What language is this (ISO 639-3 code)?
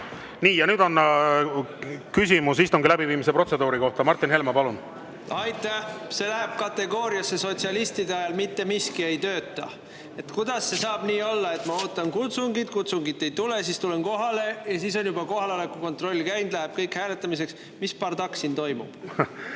est